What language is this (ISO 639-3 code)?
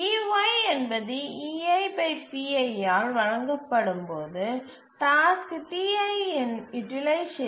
tam